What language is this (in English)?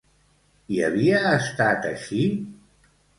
Catalan